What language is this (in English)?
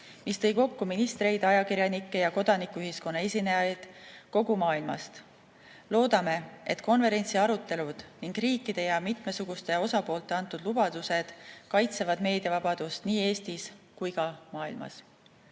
Estonian